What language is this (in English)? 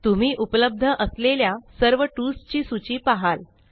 Marathi